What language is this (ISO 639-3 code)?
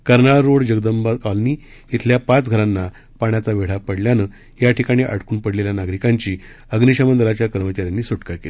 mar